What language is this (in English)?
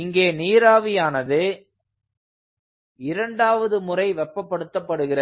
Tamil